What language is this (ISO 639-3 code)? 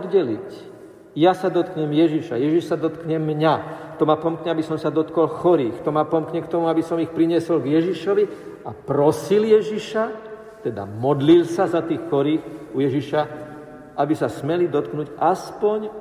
slk